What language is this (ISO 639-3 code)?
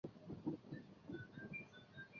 zho